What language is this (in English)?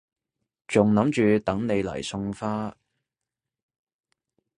Cantonese